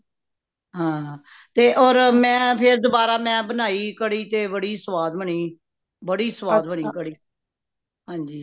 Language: Punjabi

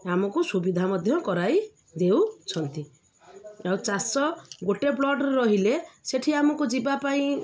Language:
Odia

